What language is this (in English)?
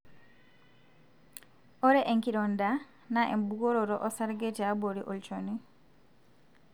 Masai